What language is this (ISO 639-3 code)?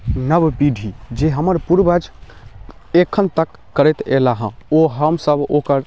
mai